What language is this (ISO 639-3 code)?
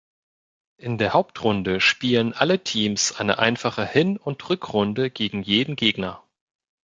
deu